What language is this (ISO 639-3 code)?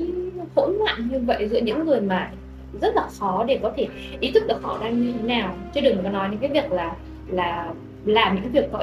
vie